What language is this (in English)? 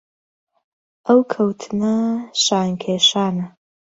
Central Kurdish